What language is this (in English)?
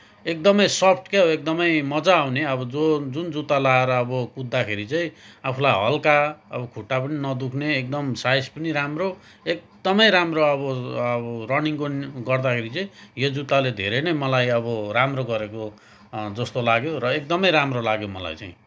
Nepali